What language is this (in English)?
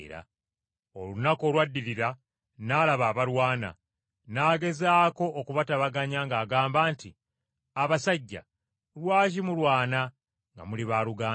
Ganda